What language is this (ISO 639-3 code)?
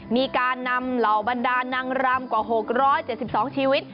tha